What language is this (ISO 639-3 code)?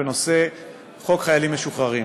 heb